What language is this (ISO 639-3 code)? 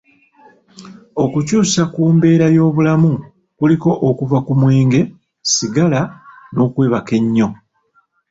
lug